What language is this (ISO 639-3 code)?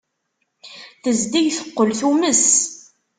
kab